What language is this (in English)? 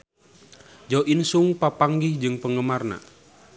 Sundanese